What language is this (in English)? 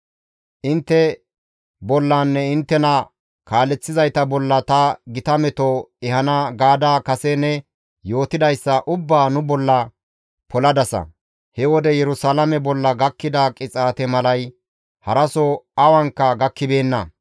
Gamo